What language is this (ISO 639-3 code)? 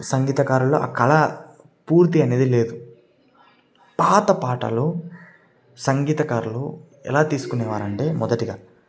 tel